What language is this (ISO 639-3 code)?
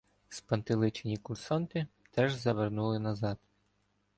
ukr